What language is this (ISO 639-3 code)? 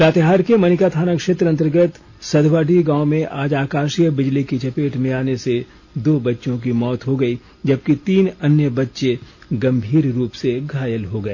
hin